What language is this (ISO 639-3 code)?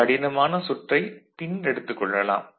tam